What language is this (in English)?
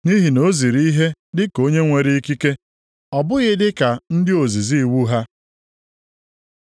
Igbo